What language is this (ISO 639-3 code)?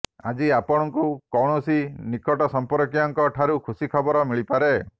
ori